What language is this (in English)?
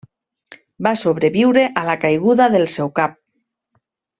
Catalan